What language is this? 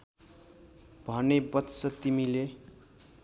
Nepali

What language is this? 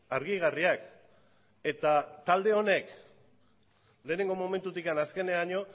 Basque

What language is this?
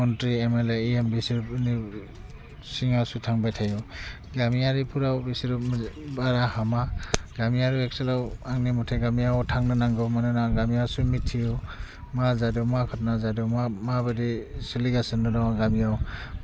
Bodo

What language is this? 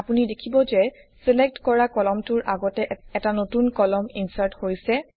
Assamese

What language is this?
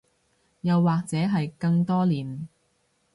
Cantonese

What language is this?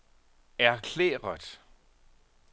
Danish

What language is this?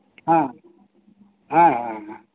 Santali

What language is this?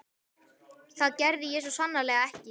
Icelandic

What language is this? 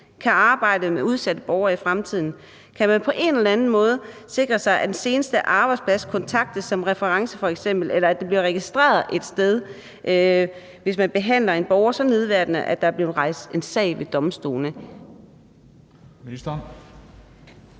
Danish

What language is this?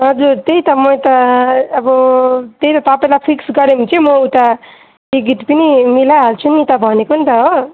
Nepali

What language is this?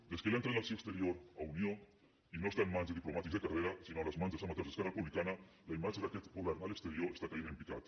Catalan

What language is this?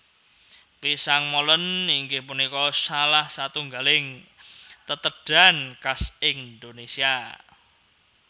Javanese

